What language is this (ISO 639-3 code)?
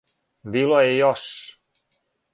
srp